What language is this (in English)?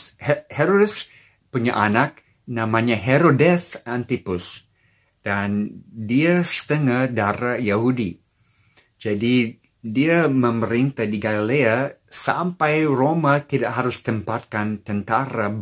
Indonesian